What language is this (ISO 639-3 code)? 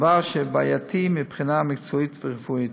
heb